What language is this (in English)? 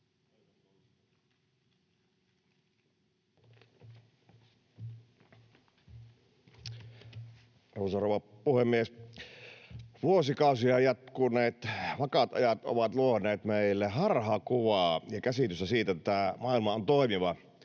Finnish